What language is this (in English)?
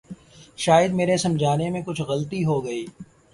Urdu